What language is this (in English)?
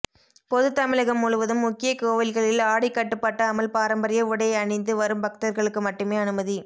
Tamil